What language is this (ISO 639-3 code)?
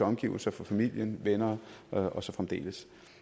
dan